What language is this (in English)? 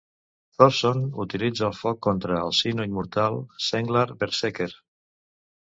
Catalan